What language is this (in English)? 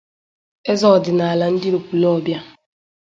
Igbo